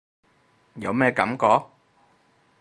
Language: Cantonese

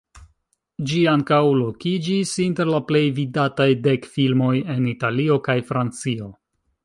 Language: Esperanto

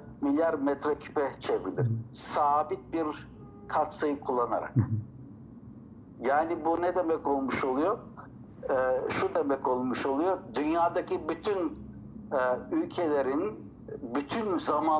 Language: Turkish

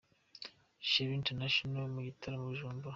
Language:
Kinyarwanda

